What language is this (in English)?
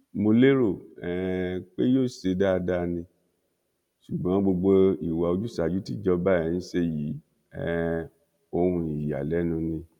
Yoruba